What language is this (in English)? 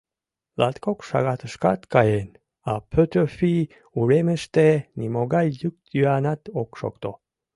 Mari